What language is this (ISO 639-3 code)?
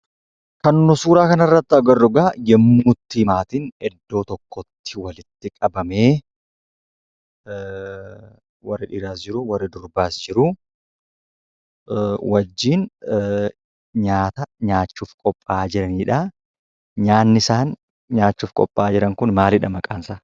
orm